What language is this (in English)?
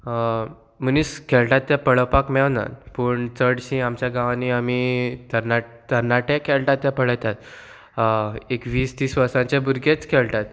Konkani